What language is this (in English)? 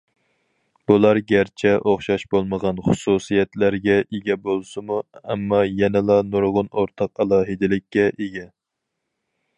Uyghur